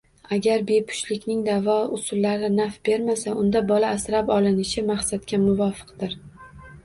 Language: Uzbek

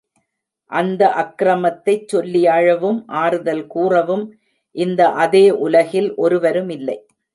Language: Tamil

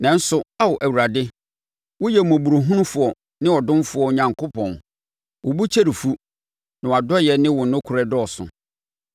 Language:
Akan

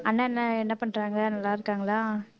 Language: Tamil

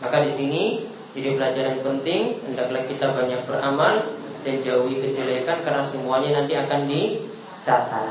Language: Indonesian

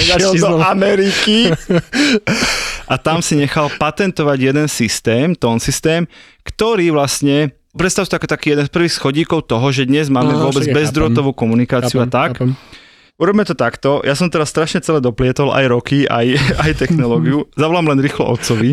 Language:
Slovak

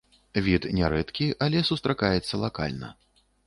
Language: Belarusian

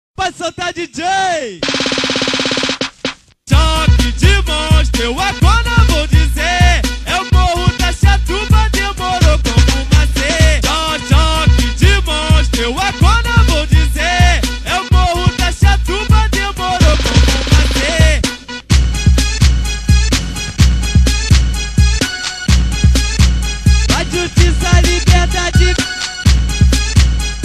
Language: Portuguese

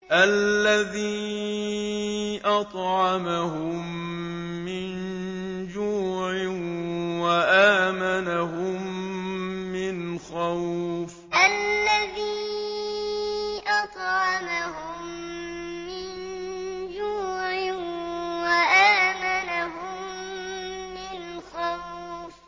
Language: Arabic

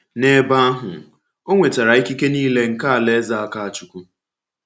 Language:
Igbo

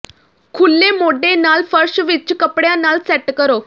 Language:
Punjabi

